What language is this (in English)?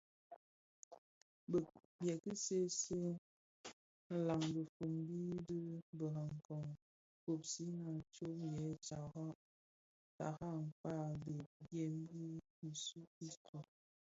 Bafia